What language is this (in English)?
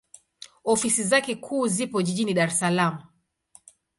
Swahili